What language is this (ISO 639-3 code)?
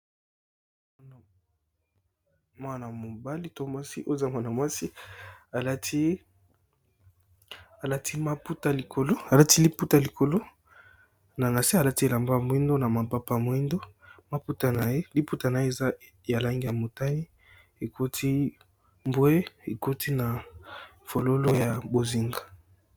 lin